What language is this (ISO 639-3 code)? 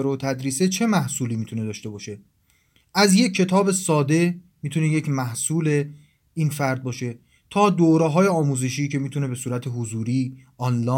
fas